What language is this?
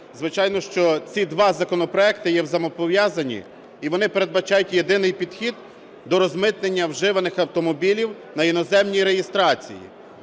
Ukrainian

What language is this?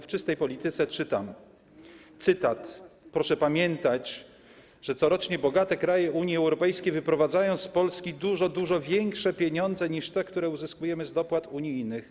Polish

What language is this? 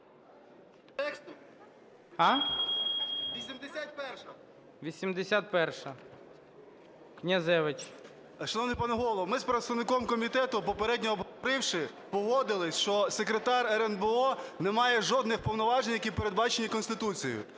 Ukrainian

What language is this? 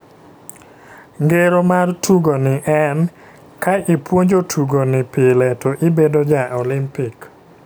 Luo (Kenya and Tanzania)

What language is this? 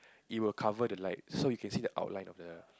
English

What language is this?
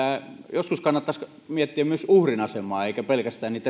Finnish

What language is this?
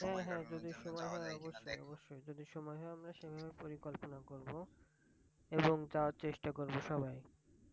Bangla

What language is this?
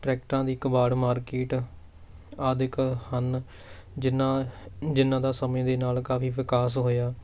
Punjabi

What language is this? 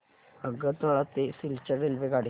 Marathi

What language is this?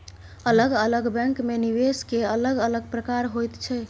Maithili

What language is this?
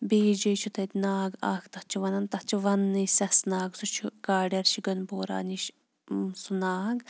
Kashmiri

